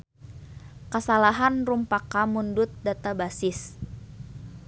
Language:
Sundanese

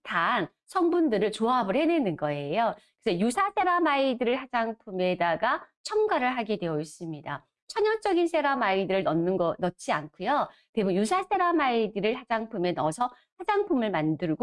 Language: Korean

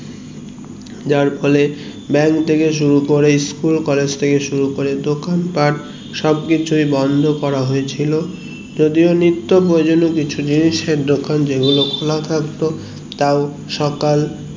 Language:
Bangla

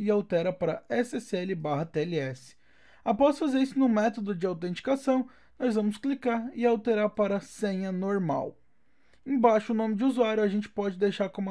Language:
Portuguese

